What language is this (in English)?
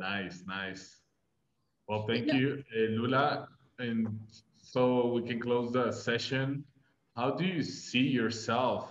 English